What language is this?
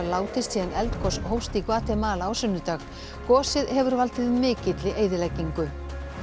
Icelandic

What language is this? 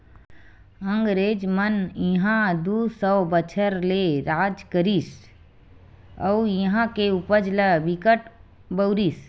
Chhattisgarhi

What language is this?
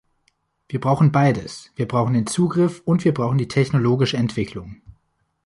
German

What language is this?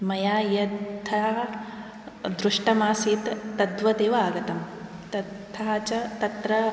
Sanskrit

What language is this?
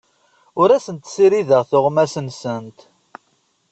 Kabyle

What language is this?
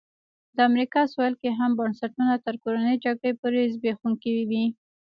Pashto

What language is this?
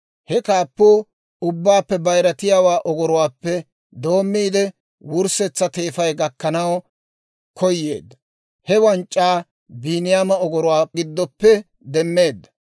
Dawro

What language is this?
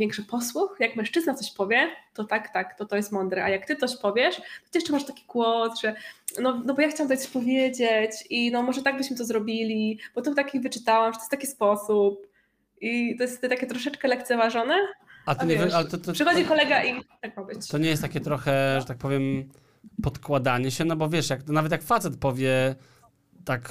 Polish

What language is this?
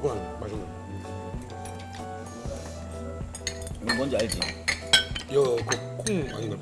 Korean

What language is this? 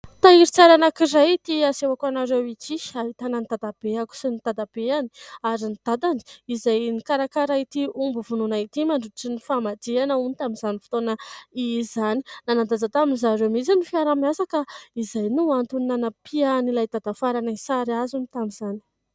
Malagasy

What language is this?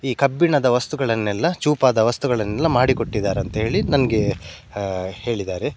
Kannada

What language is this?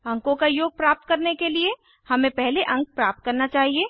Hindi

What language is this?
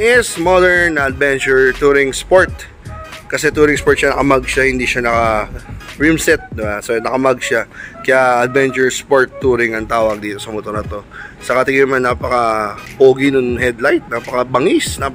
Filipino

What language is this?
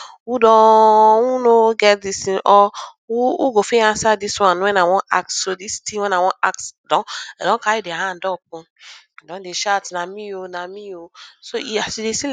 Nigerian Pidgin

